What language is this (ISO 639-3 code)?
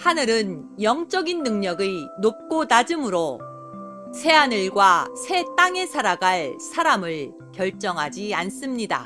kor